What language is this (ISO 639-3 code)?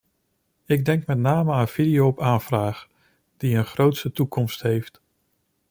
nld